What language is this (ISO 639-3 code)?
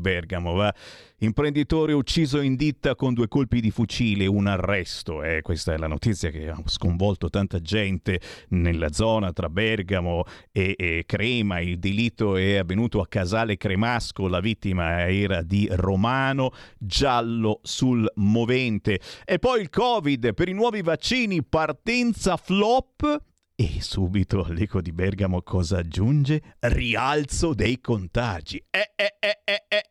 ita